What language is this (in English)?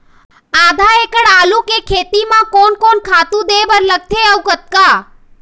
Chhattisgarhi